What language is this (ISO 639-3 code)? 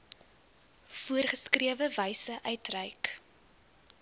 afr